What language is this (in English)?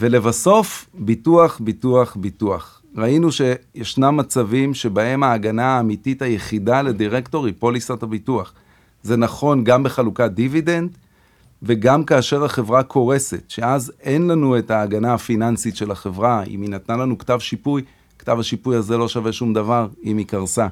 Hebrew